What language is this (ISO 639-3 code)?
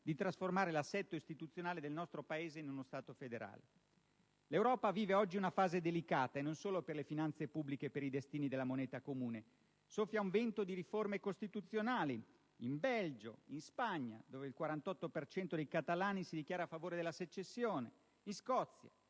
ita